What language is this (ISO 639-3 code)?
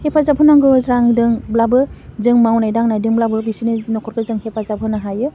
brx